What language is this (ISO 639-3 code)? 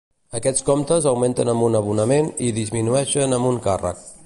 cat